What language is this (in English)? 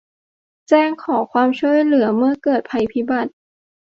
Thai